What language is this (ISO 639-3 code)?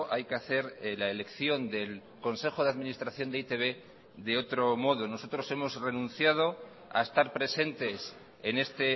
spa